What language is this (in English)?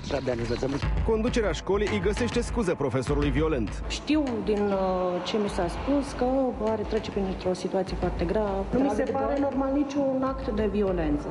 Romanian